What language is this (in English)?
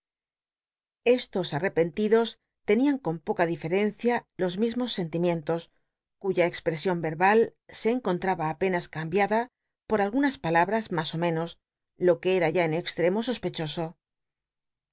Spanish